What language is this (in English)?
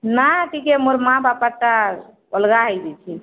Odia